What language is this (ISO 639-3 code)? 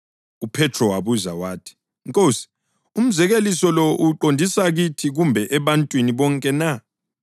nde